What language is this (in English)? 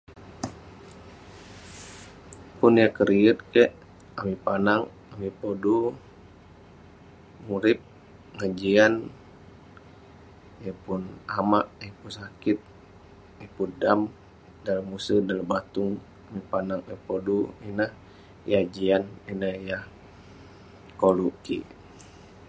Western Penan